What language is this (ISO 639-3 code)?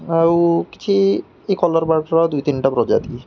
ori